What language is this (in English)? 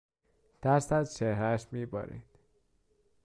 Persian